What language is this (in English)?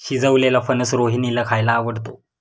Marathi